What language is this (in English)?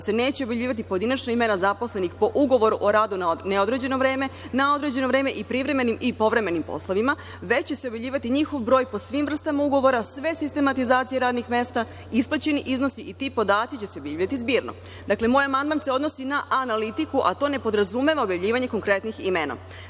Serbian